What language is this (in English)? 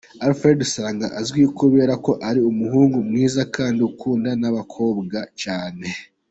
Kinyarwanda